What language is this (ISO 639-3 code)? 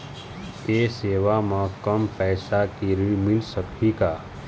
hne